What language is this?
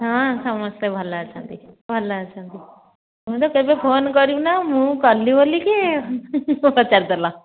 Odia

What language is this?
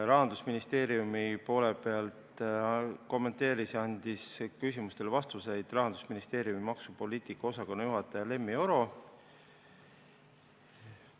Estonian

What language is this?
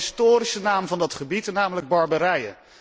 Dutch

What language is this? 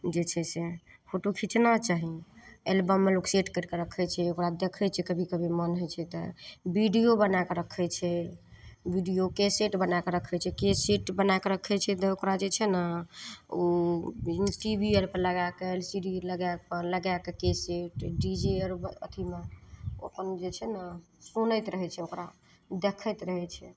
Maithili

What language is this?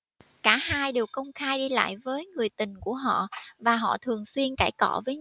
Vietnamese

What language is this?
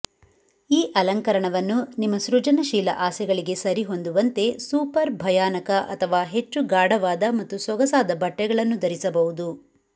Kannada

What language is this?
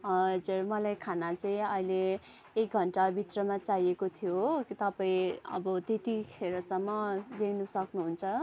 Nepali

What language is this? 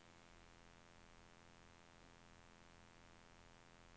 Norwegian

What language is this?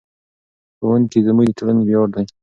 Pashto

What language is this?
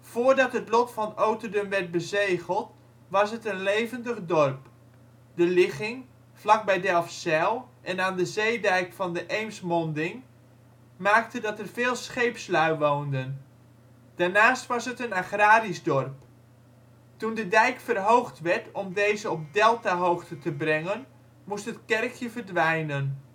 Dutch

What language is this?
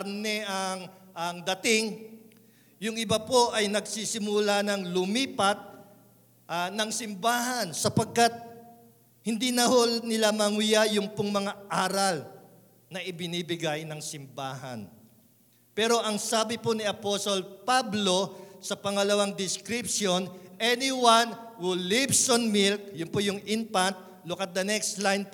Filipino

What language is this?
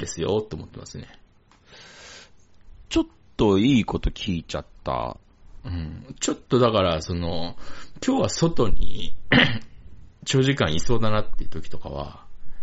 Japanese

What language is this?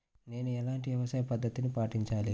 Telugu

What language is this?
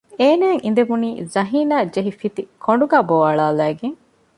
Divehi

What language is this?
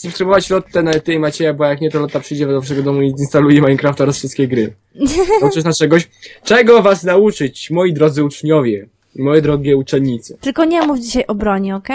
Polish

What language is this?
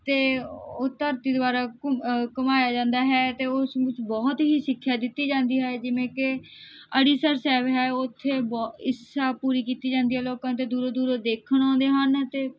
Punjabi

